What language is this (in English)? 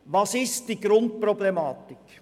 Swiss German